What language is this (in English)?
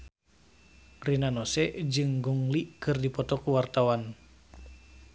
Sundanese